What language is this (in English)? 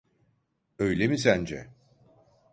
Turkish